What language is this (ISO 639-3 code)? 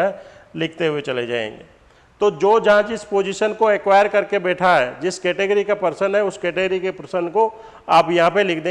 hin